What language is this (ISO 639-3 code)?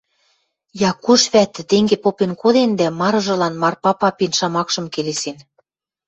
mrj